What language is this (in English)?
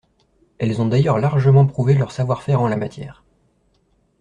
French